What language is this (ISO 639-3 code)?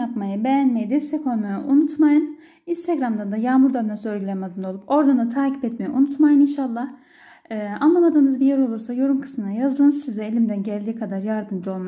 tur